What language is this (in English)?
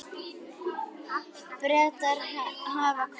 Icelandic